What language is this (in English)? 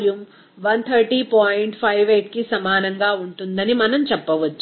Telugu